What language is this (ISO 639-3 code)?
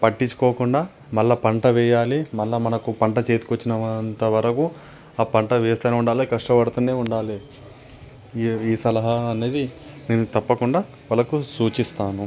tel